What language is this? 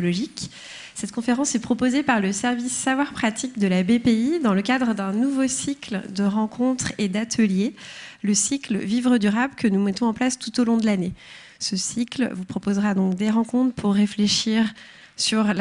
French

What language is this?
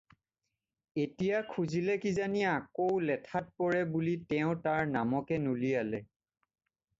Assamese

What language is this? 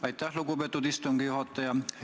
Estonian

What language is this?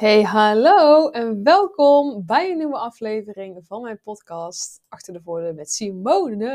Dutch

